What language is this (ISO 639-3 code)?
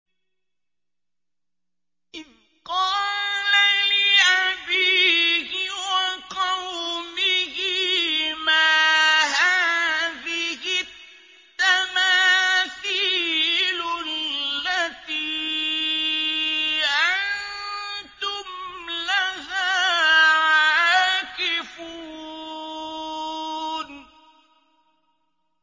ara